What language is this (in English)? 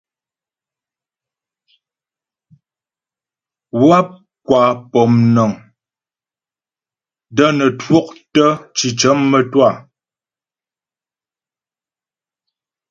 Ghomala